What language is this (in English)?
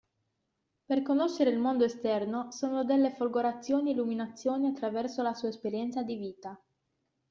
Italian